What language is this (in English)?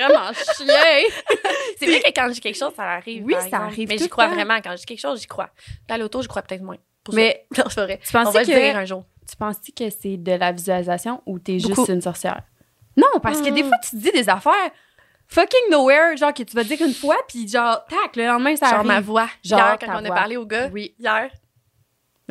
French